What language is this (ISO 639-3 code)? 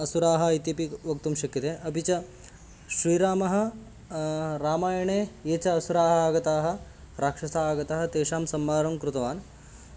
san